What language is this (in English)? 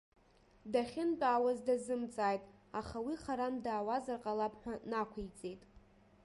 Abkhazian